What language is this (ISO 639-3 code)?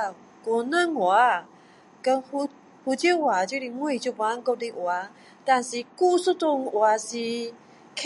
cdo